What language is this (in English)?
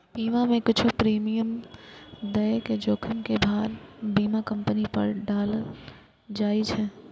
Maithili